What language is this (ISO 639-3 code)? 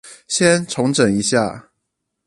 zho